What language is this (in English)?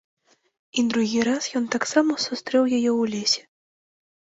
Belarusian